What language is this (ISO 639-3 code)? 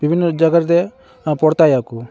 sat